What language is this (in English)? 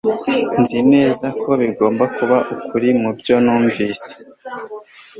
Kinyarwanda